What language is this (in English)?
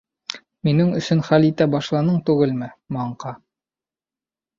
Bashkir